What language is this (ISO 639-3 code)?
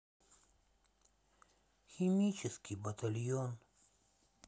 rus